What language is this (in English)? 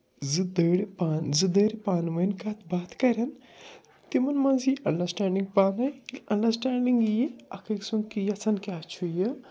Kashmiri